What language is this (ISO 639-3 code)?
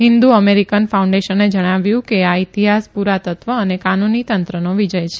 guj